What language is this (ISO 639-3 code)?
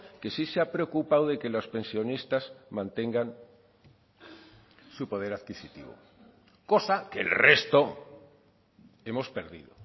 spa